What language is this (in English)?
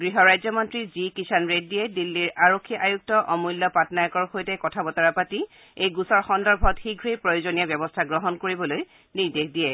Assamese